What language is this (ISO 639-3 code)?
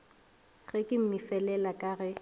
nso